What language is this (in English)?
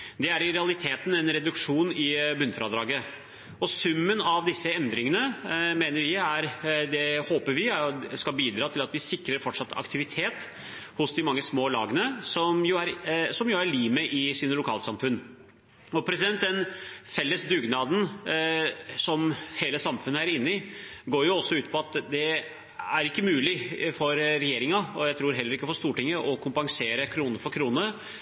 Norwegian Bokmål